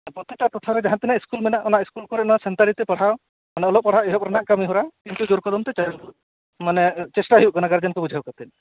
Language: Santali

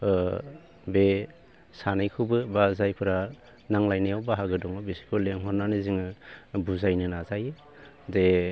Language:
Bodo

